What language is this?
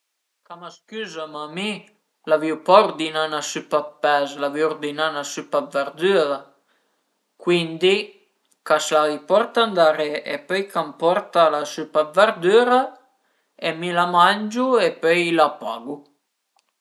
Piedmontese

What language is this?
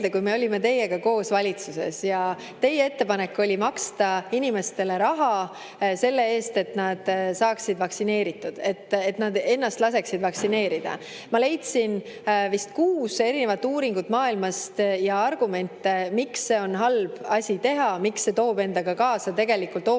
Estonian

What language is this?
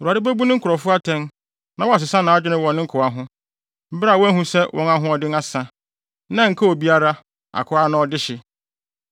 Akan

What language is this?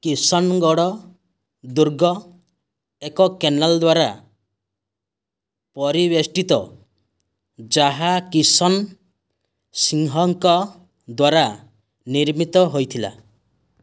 Odia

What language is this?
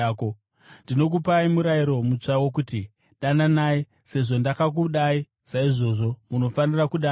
Shona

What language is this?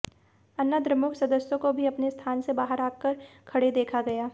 Hindi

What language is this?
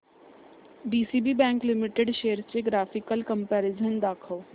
Marathi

